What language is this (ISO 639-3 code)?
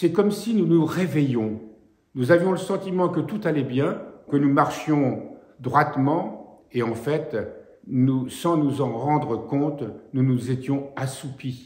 fra